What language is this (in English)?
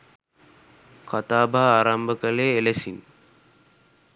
Sinhala